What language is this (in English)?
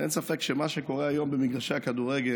Hebrew